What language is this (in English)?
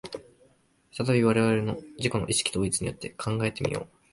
Japanese